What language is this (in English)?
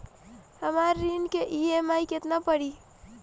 Bhojpuri